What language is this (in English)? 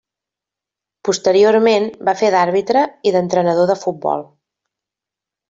Catalan